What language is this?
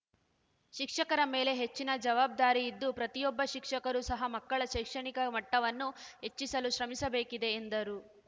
Kannada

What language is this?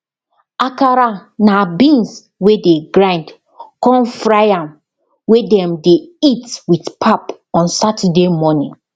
Nigerian Pidgin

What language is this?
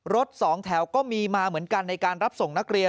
Thai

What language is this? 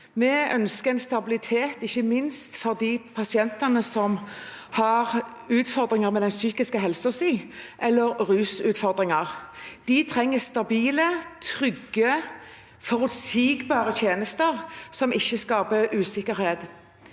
Norwegian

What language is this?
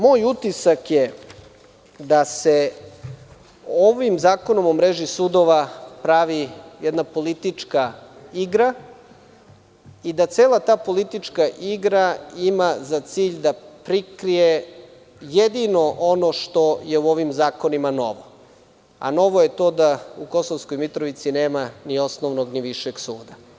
Serbian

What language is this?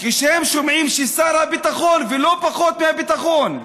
Hebrew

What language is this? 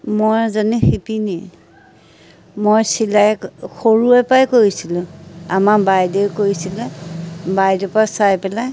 Assamese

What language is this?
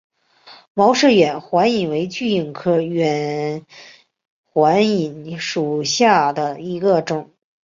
Chinese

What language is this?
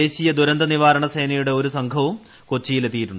Malayalam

